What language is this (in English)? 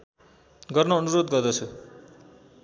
Nepali